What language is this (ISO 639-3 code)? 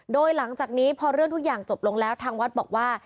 tha